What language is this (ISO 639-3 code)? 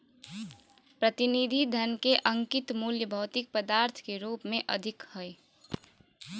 mag